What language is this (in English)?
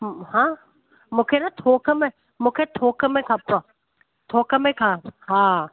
Sindhi